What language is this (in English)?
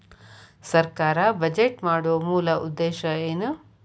Kannada